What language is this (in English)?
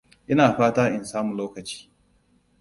Hausa